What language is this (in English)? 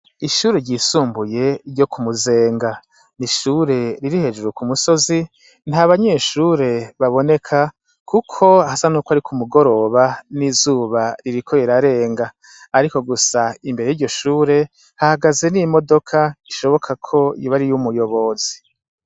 Rundi